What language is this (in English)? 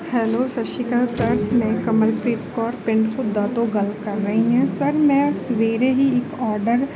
Punjabi